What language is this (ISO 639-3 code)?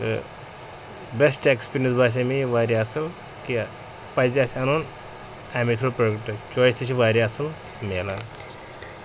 kas